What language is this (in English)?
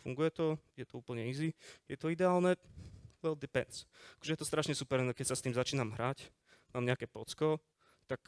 Slovak